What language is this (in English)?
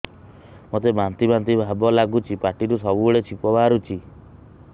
Odia